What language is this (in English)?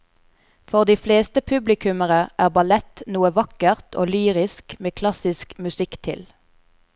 Norwegian